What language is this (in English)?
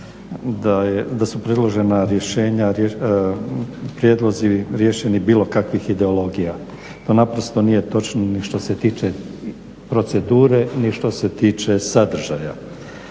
Croatian